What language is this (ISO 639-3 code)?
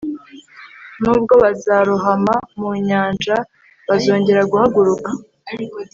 kin